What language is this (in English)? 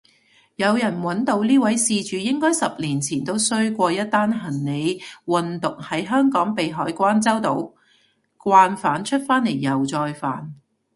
Cantonese